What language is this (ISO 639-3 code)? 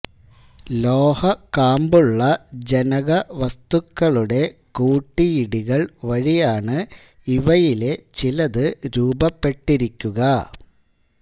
mal